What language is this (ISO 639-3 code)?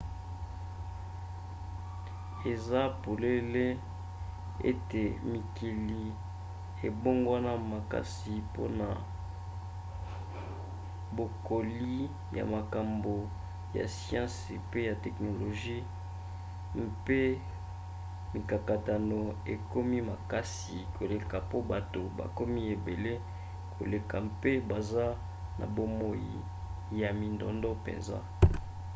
lin